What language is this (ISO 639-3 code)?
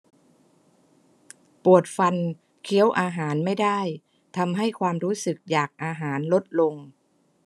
tha